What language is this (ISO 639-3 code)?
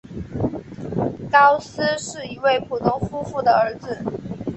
zho